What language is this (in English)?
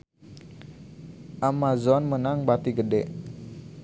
Sundanese